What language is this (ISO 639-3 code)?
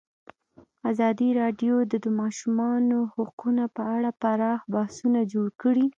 pus